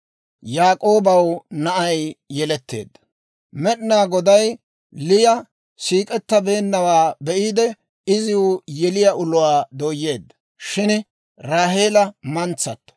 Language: Dawro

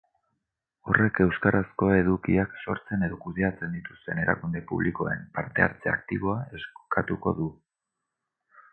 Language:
Basque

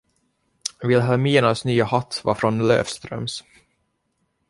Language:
Swedish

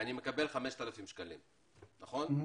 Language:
Hebrew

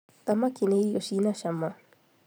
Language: Kikuyu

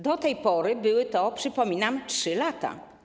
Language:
Polish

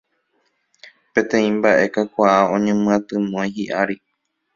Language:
Guarani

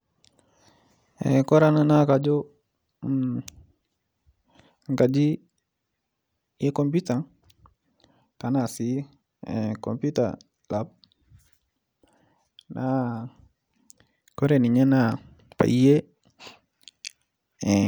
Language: Masai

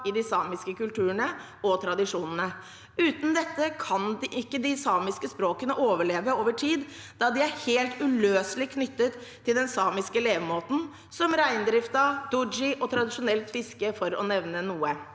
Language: Norwegian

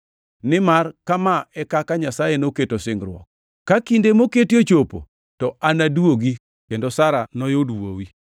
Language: Luo (Kenya and Tanzania)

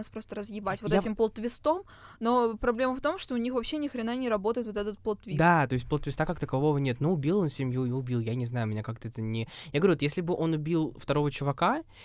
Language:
Russian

